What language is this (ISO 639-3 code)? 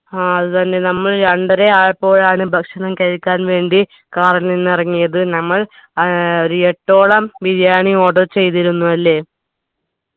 mal